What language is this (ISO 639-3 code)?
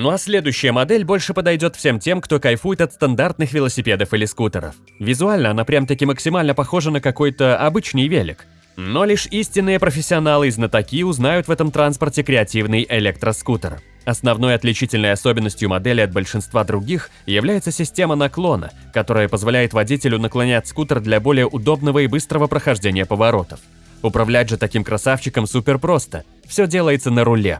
rus